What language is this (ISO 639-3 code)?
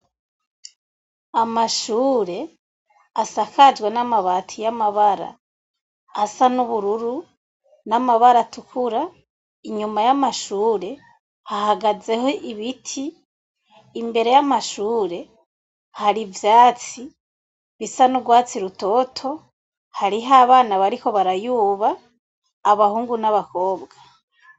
run